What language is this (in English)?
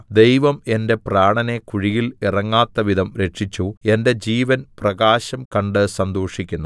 Malayalam